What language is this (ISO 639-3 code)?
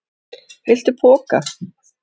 isl